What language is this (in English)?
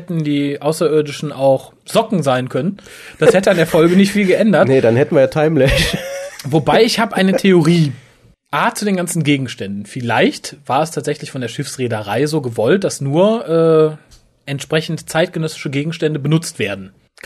German